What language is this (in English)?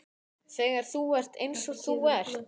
Icelandic